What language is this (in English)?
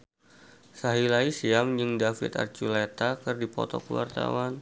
Sundanese